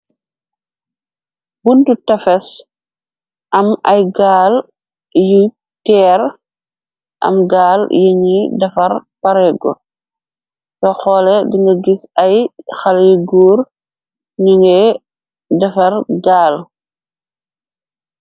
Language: Wolof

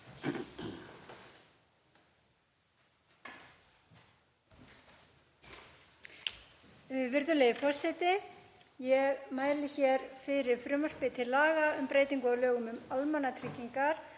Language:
Icelandic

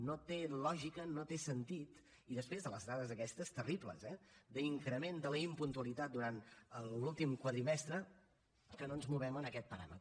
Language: Catalan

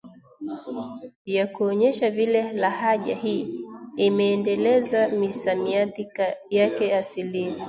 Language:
Swahili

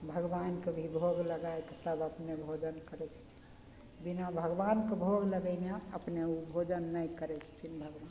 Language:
Maithili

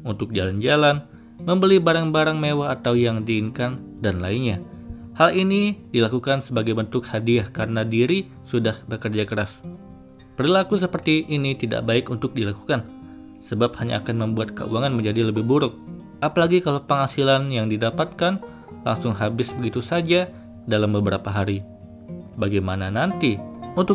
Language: Indonesian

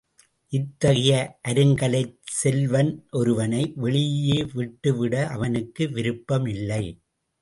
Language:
Tamil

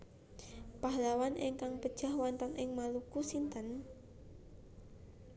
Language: Javanese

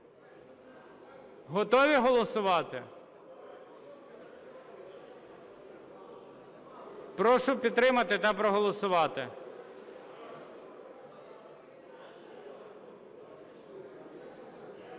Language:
Ukrainian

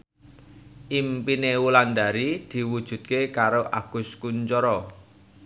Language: Javanese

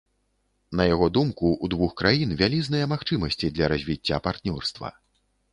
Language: Belarusian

